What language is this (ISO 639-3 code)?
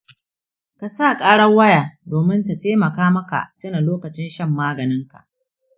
hau